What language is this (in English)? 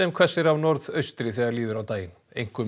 Icelandic